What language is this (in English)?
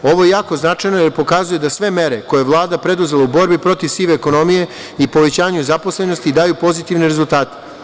Serbian